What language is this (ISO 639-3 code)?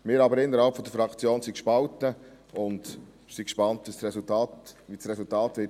gsw